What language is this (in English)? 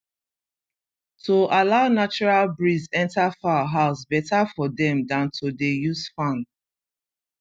Nigerian Pidgin